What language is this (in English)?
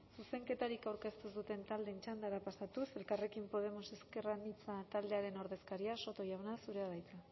Basque